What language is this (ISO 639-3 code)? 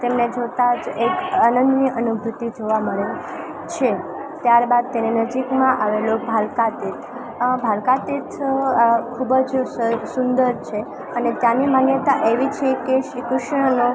guj